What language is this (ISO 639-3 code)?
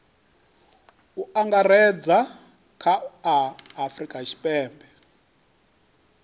ven